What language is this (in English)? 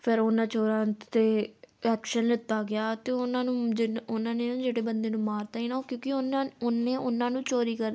Punjabi